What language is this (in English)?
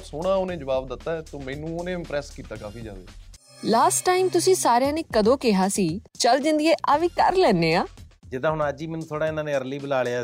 Punjabi